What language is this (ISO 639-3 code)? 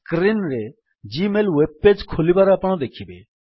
ori